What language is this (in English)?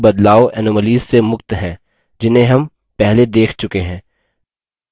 Hindi